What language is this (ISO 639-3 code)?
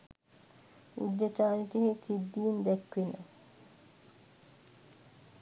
sin